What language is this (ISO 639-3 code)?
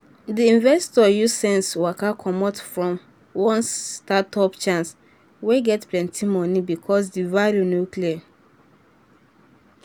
pcm